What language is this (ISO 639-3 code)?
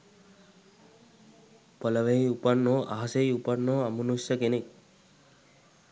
sin